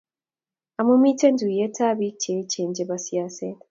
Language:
Kalenjin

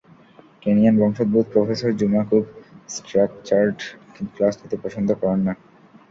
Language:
Bangla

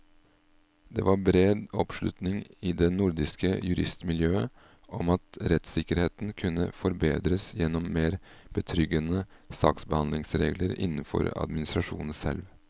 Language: Norwegian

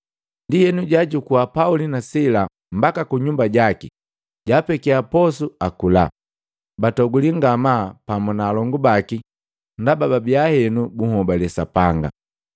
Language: Matengo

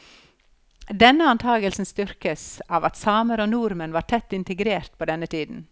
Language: Norwegian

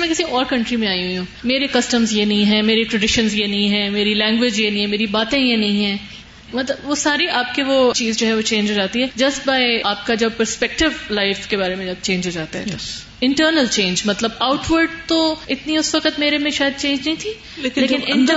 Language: Urdu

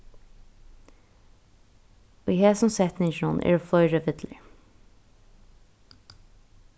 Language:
Faroese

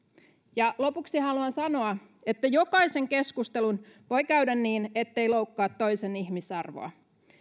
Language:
Finnish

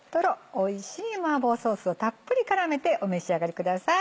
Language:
Japanese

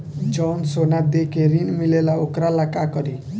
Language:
Bhojpuri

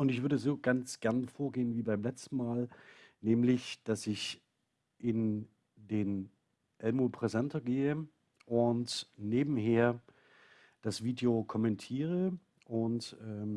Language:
German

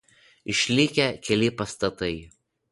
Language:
Lithuanian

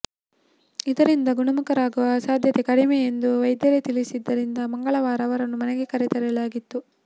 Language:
Kannada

